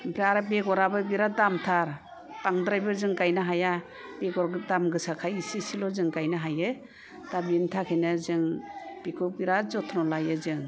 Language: Bodo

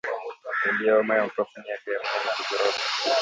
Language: Swahili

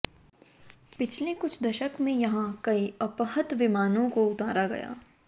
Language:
Hindi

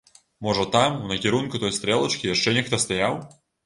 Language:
Belarusian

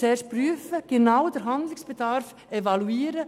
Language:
Swiss German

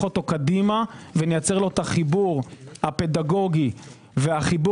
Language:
Hebrew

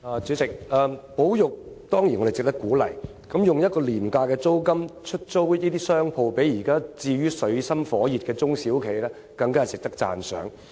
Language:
Cantonese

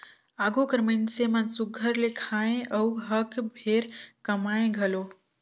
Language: Chhattisgarhi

